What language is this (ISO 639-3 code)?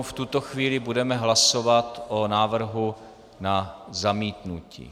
ces